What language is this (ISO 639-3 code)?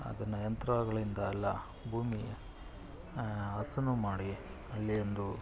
kan